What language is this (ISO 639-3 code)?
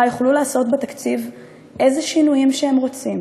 heb